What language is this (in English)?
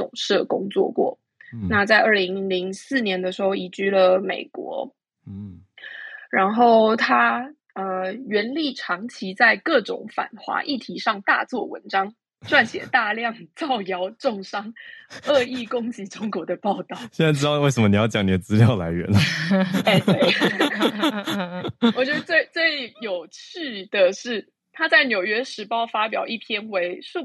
Chinese